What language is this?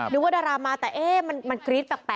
Thai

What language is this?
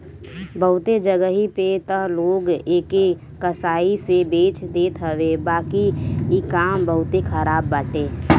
Bhojpuri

